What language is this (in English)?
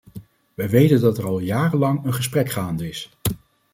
Dutch